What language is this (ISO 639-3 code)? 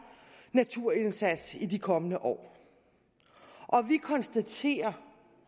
dan